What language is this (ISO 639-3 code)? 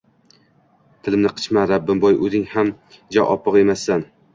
uzb